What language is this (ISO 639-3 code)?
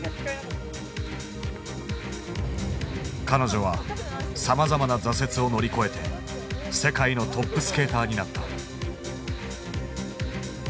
jpn